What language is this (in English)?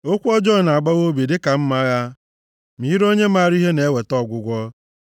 Igbo